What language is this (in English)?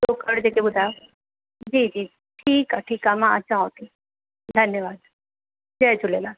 Sindhi